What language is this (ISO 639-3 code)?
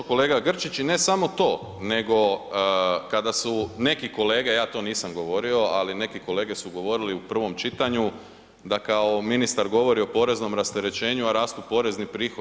hrv